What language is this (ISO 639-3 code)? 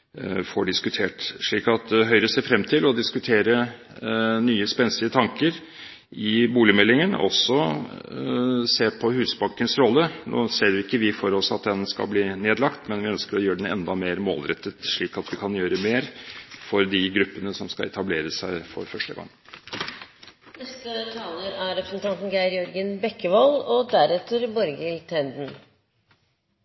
nob